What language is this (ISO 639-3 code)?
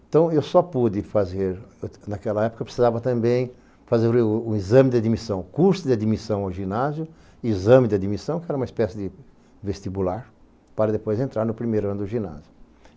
por